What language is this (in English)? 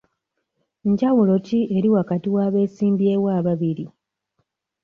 Ganda